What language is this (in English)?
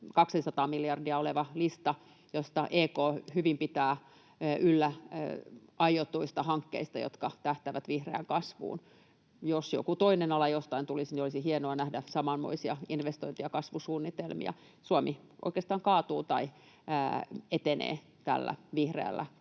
Finnish